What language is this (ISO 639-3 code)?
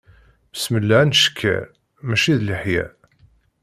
kab